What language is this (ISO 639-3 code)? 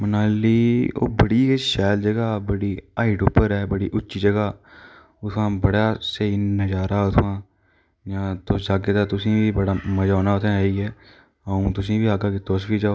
doi